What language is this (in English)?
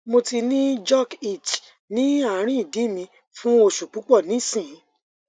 Yoruba